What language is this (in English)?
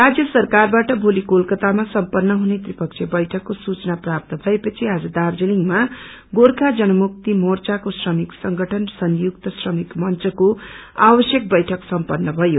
Nepali